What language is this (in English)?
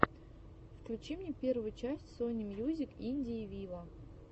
Russian